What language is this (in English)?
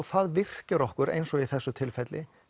Icelandic